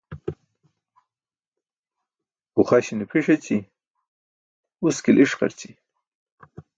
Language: Burushaski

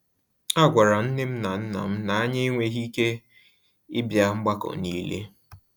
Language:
Igbo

